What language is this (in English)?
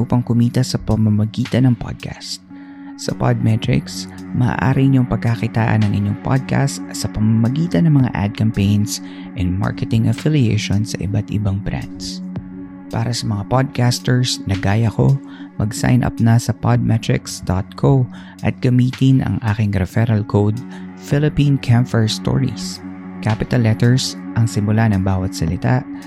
Filipino